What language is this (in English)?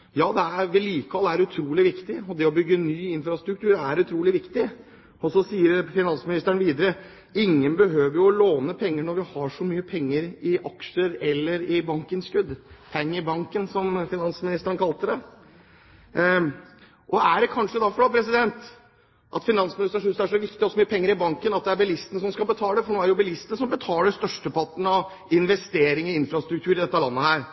Norwegian Bokmål